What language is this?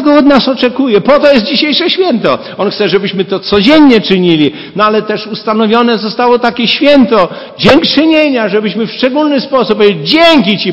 Polish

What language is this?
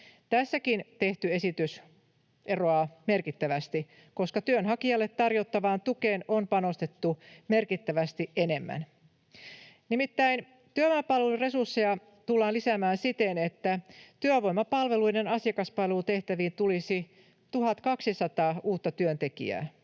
Finnish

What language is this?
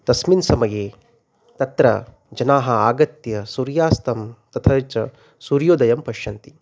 Sanskrit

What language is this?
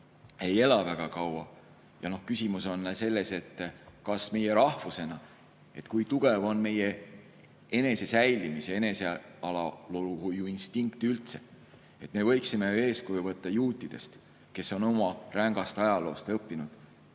Estonian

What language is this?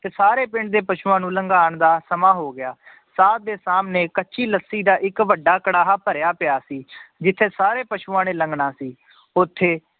Punjabi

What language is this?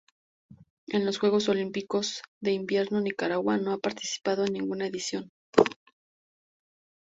Spanish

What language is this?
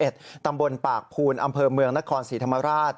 Thai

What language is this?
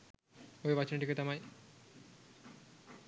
Sinhala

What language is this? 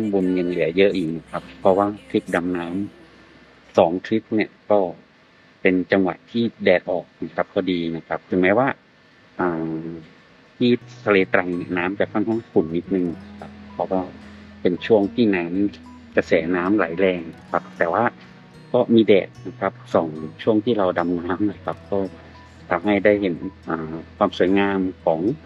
Thai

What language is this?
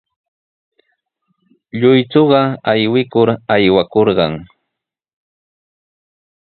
Sihuas Ancash Quechua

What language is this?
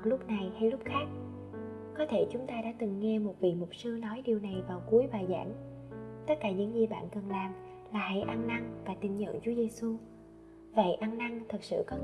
Vietnamese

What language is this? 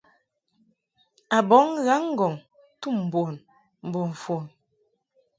Mungaka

